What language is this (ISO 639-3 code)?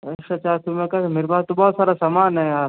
hin